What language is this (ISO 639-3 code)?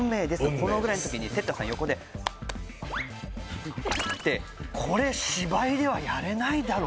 jpn